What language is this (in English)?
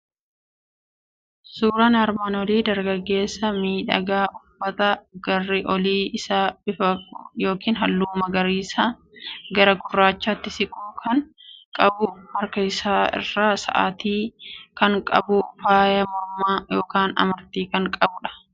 Oromo